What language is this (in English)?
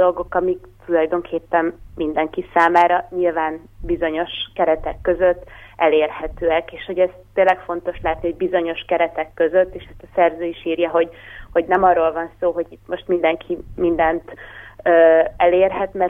Hungarian